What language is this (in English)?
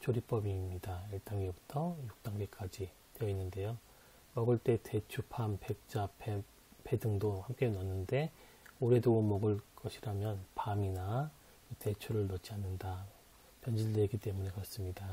Korean